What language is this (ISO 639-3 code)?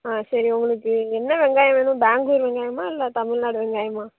tam